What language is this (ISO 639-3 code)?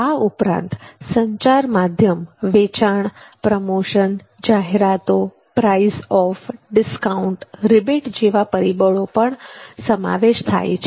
guj